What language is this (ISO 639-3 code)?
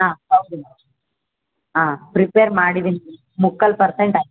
kan